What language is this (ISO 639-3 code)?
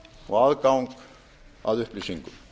isl